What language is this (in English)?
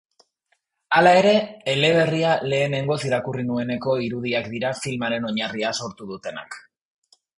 Basque